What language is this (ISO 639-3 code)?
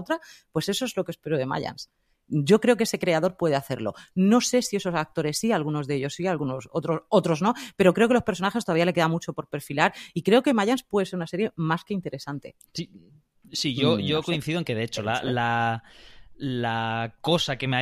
spa